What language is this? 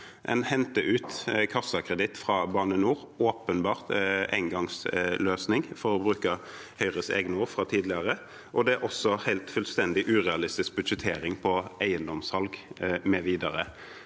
Norwegian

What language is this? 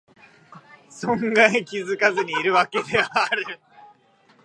Japanese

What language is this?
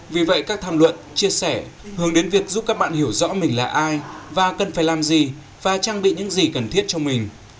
Vietnamese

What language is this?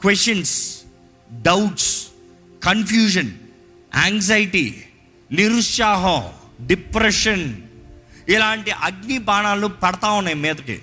Telugu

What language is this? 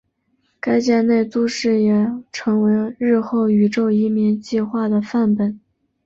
Chinese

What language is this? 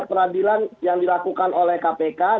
Indonesian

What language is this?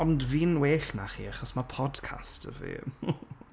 Welsh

